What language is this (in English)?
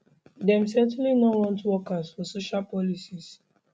Nigerian Pidgin